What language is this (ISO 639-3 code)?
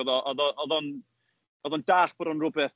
cym